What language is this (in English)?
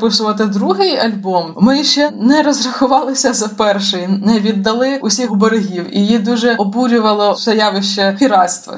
Ukrainian